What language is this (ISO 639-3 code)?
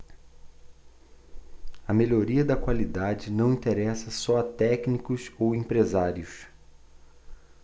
por